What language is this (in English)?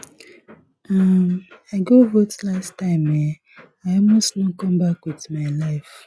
Nigerian Pidgin